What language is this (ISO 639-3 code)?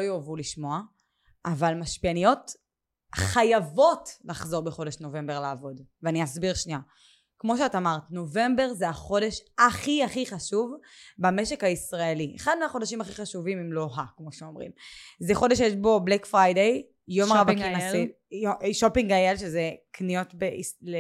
heb